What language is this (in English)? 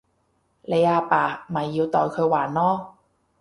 Cantonese